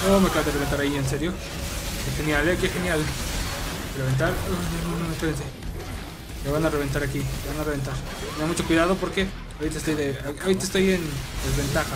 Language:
Spanish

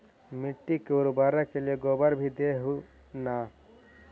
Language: Magahi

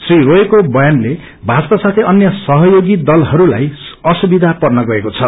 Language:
Nepali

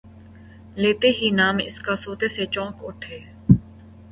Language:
Urdu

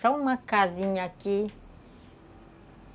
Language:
Portuguese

